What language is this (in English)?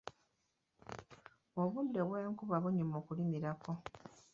Ganda